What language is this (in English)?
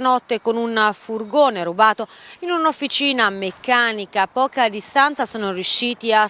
Italian